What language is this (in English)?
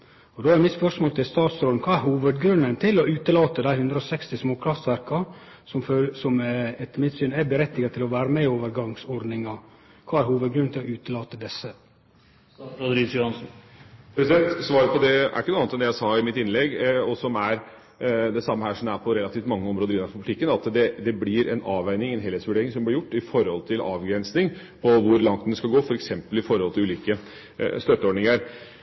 Norwegian